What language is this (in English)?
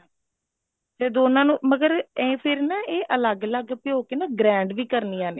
Punjabi